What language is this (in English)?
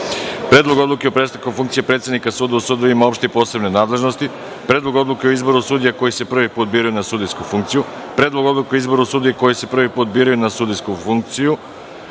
Serbian